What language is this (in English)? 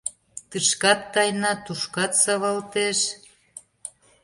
Mari